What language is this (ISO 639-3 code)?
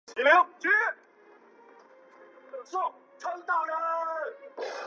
zho